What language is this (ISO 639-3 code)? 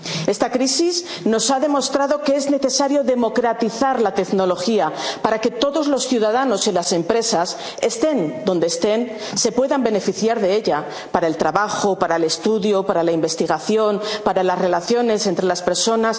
spa